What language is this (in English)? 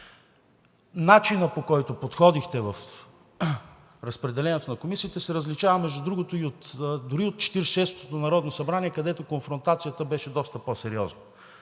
Bulgarian